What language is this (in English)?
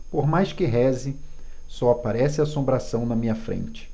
Portuguese